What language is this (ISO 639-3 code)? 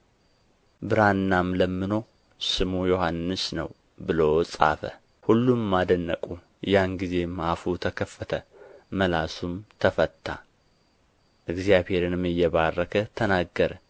amh